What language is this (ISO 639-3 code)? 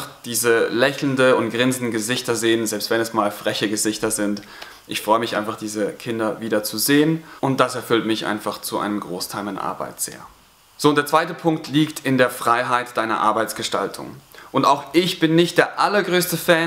deu